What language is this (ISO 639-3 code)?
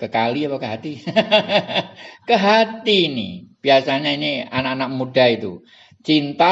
ind